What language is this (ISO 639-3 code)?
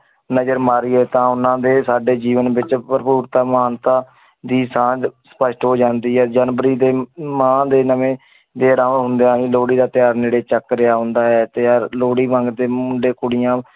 pan